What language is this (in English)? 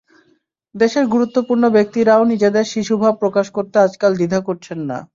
Bangla